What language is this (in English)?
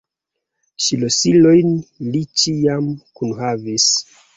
Esperanto